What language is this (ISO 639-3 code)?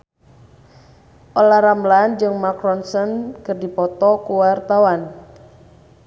sun